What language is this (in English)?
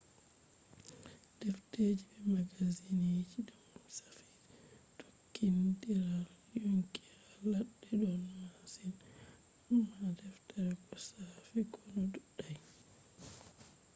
Fula